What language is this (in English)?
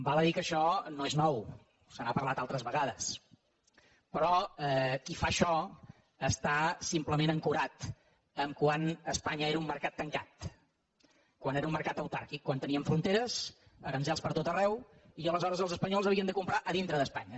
Catalan